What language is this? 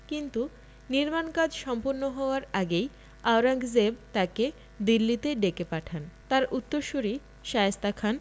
Bangla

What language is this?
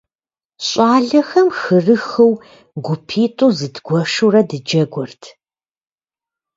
Kabardian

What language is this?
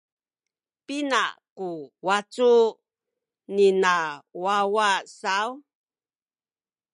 Sakizaya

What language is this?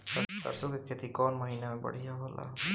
Bhojpuri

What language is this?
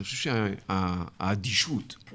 Hebrew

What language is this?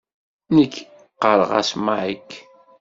Kabyle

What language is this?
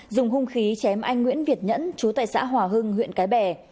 Vietnamese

